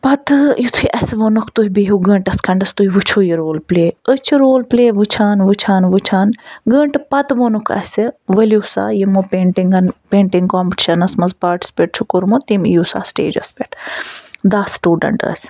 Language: Kashmiri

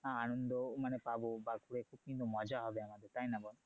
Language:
Bangla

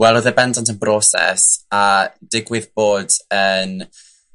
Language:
Welsh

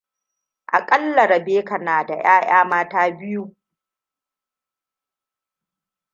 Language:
Hausa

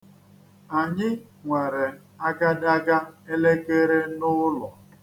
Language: Igbo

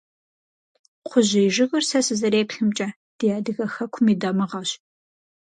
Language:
Kabardian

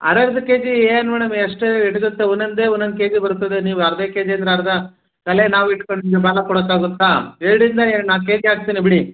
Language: Kannada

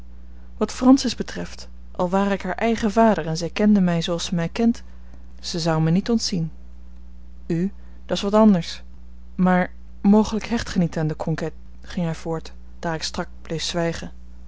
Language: Dutch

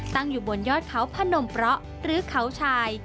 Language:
Thai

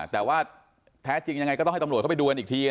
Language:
Thai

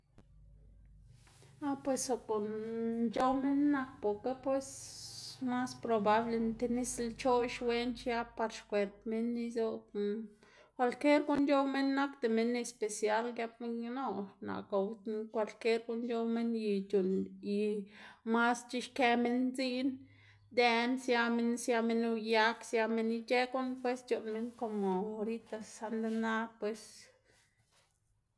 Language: Xanaguía Zapotec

